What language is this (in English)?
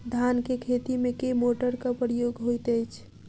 Maithili